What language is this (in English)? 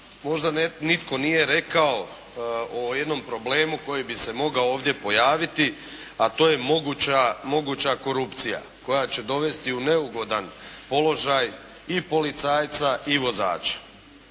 Croatian